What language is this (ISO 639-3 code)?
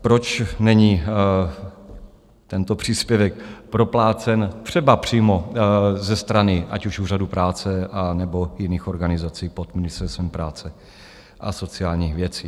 ces